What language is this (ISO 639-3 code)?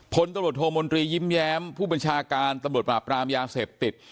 tha